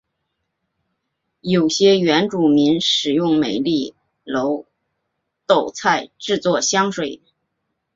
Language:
Chinese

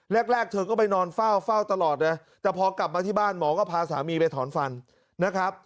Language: Thai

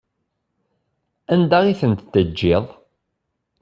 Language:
Kabyle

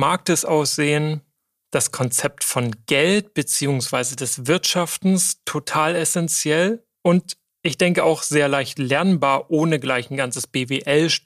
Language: German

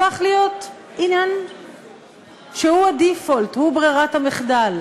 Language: Hebrew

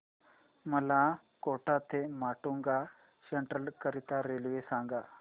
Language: Marathi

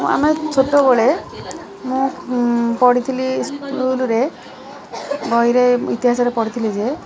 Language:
Odia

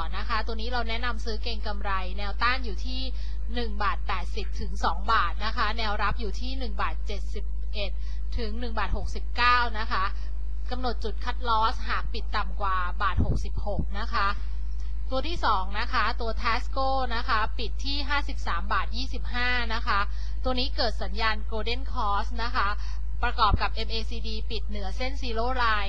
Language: Thai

